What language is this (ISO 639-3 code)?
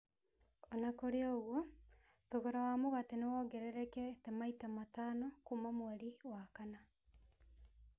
kik